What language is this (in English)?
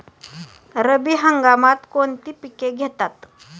Marathi